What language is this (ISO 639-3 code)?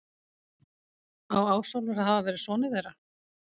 isl